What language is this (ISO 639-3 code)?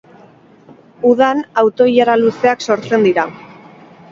eus